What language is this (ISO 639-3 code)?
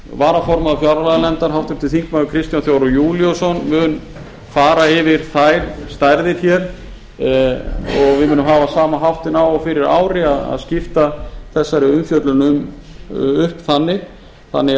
isl